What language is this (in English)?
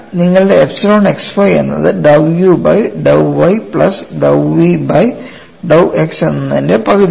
Malayalam